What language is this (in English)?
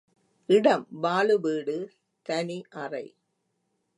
Tamil